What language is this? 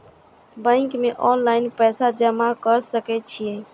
Maithili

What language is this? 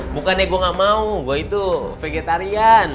Indonesian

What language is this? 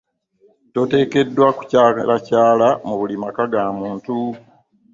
Ganda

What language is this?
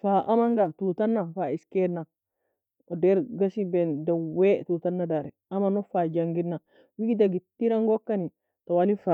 Nobiin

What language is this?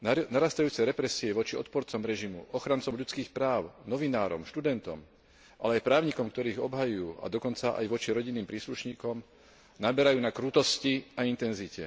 Slovak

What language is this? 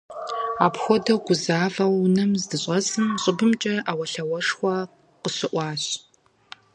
Kabardian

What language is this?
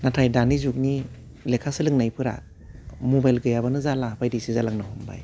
Bodo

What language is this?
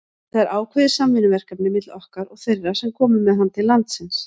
Icelandic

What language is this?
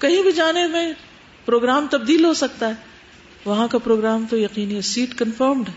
Urdu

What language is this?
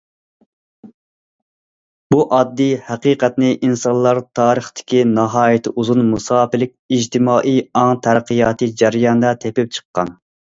Uyghur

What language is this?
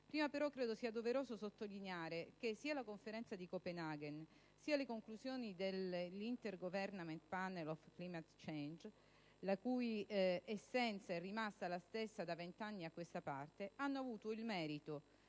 Italian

